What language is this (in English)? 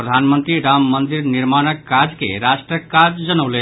Maithili